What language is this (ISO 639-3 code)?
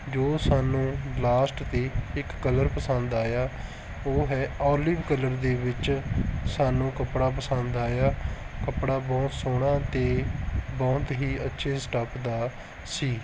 pan